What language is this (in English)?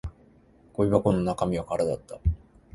Japanese